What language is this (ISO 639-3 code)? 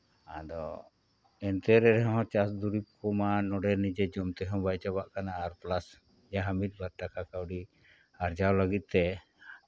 sat